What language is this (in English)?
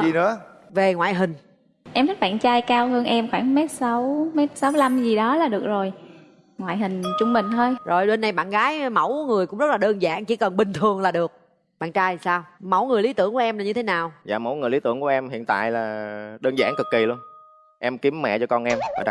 Vietnamese